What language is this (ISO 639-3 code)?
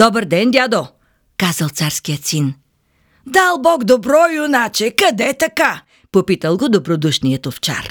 bul